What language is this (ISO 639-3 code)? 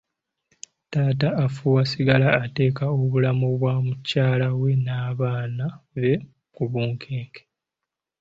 lug